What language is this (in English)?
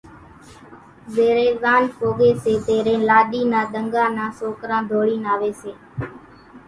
Kachi Koli